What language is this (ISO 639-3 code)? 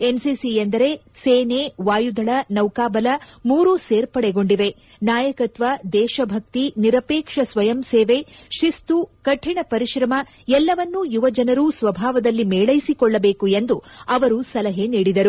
kan